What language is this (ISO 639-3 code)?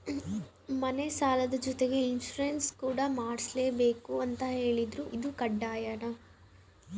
kan